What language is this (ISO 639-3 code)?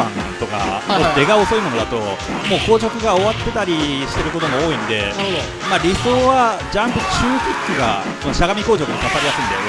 jpn